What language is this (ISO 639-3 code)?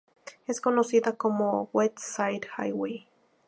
spa